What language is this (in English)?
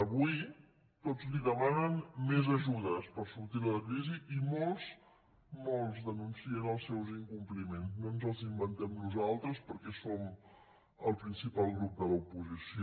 Catalan